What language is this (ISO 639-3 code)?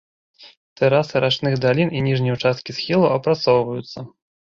bel